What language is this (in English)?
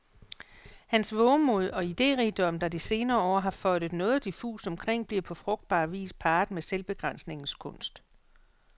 Danish